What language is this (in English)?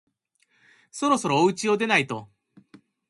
Japanese